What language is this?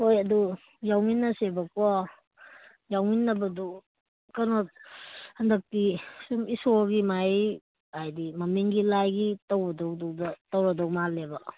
Manipuri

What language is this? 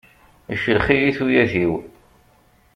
Kabyle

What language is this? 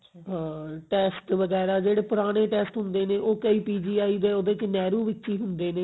Punjabi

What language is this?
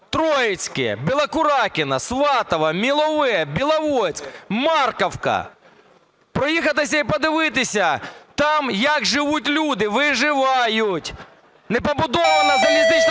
Ukrainian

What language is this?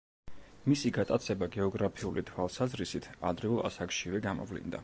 Georgian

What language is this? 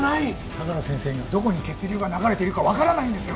Japanese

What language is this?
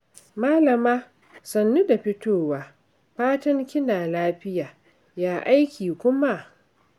Hausa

